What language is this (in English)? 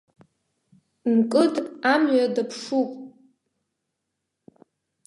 Abkhazian